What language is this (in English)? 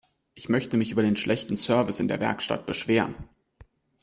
German